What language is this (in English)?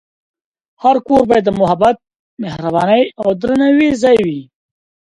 Pashto